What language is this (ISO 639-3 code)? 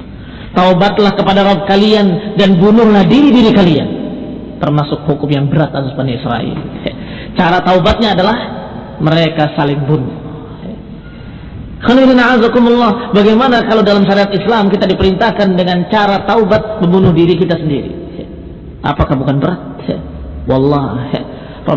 ind